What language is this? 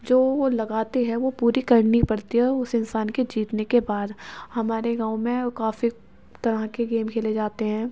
Urdu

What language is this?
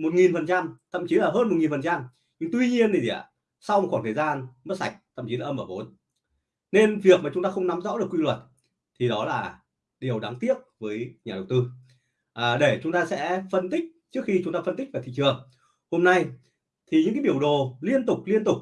Vietnamese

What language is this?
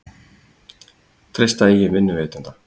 Icelandic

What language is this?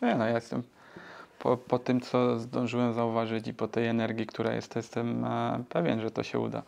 Polish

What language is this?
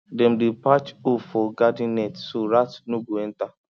Nigerian Pidgin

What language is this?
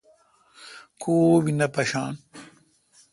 Kalkoti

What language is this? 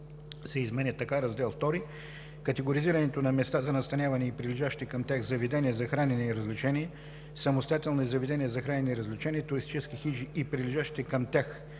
Bulgarian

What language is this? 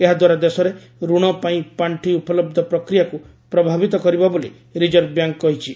Odia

